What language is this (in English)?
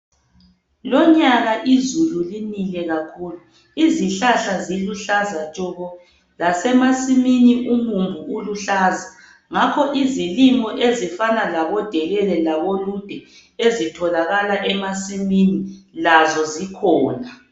North Ndebele